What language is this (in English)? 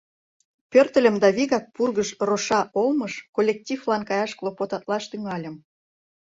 Mari